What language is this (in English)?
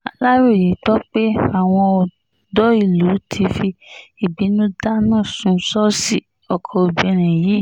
Yoruba